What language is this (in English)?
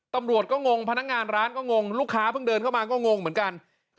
Thai